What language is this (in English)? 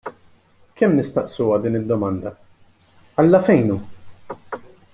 Maltese